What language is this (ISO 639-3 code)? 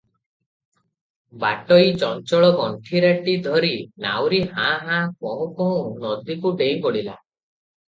ori